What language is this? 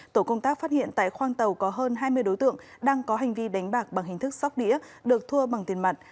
Vietnamese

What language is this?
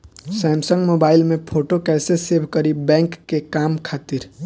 Bhojpuri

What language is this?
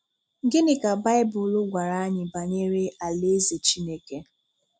Igbo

